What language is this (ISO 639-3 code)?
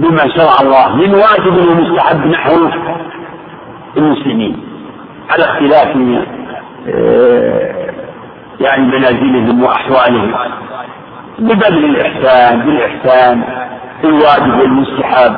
ara